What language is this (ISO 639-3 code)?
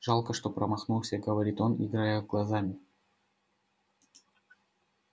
rus